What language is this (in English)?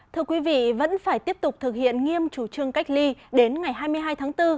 Vietnamese